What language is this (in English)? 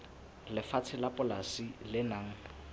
Southern Sotho